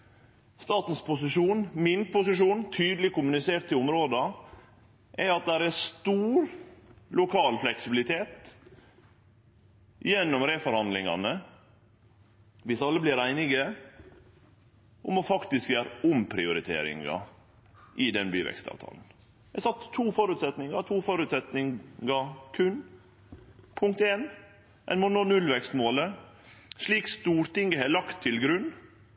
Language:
Norwegian Nynorsk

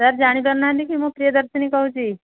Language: Odia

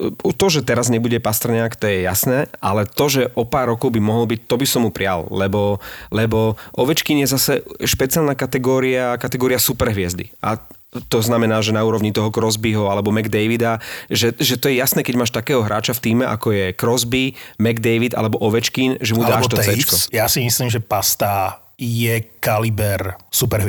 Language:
Slovak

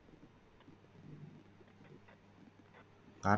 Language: Tamil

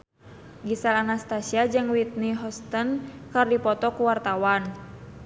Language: Sundanese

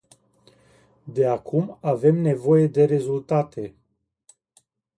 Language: Romanian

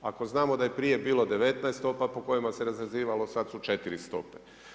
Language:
Croatian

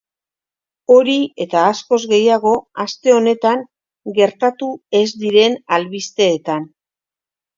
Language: Basque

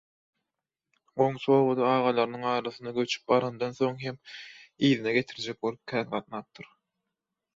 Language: Turkmen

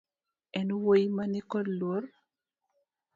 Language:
Luo (Kenya and Tanzania)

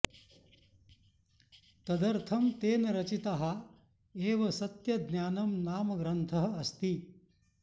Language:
Sanskrit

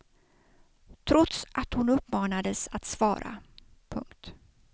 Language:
Swedish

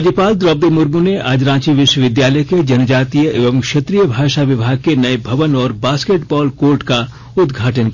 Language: Hindi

